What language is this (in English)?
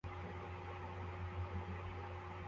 Kinyarwanda